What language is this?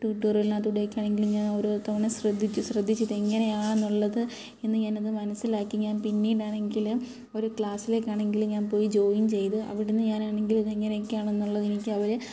Malayalam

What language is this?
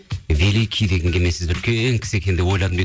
Kazakh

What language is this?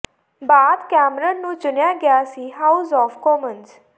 Punjabi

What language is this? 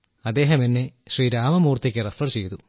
Malayalam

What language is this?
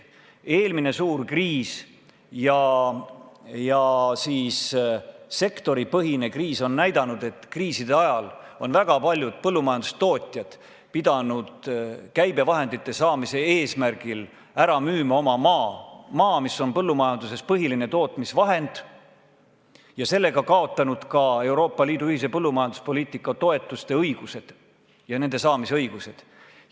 Estonian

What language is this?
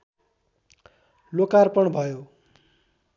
Nepali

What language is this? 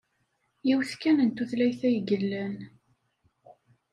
Kabyle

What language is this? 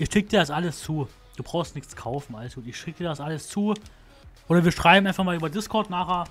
German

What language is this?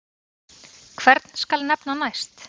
Icelandic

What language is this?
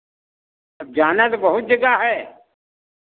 Hindi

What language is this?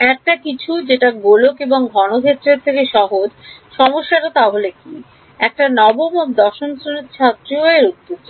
Bangla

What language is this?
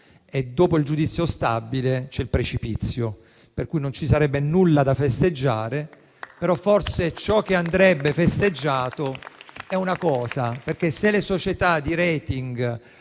Italian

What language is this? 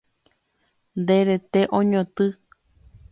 Guarani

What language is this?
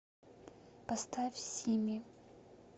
Russian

